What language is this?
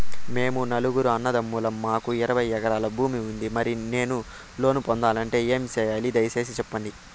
Telugu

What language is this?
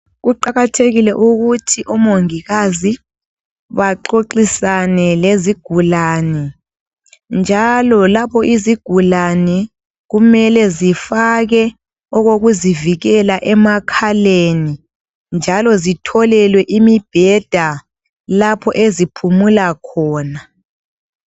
North Ndebele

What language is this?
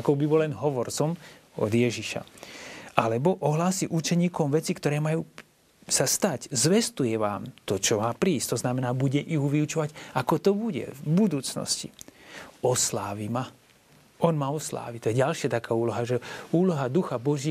Slovak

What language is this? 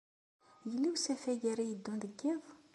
Kabyle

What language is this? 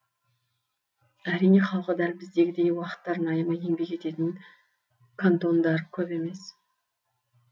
Kazakh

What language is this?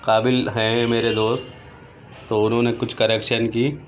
Urdu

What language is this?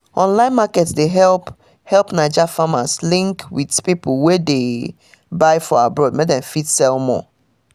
Nigerian Pidgin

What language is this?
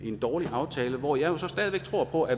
Danish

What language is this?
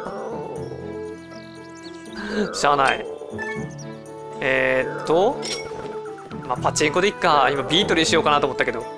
Japanese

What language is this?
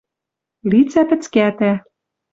Western Mari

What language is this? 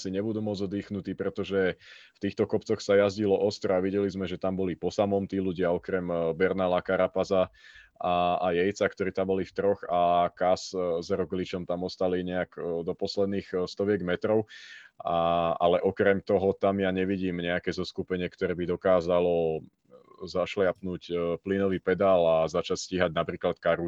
Slovak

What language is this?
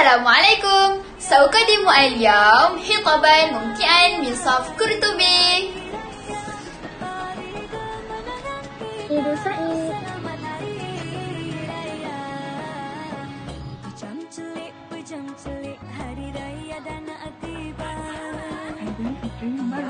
Malay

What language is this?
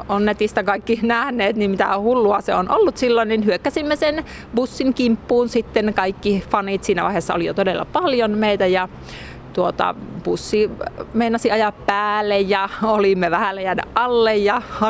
Finnish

